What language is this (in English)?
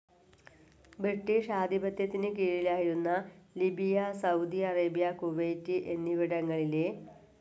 Malayalam